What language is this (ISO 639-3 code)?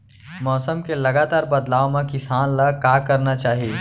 hne